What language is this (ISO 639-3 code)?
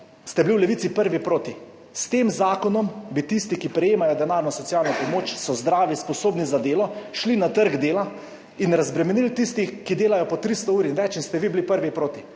slv